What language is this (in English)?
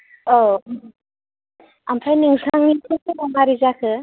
Bodo